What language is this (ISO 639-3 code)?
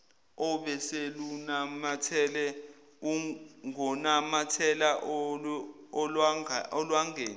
zul